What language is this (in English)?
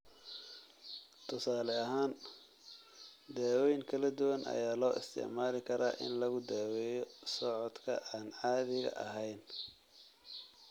Somali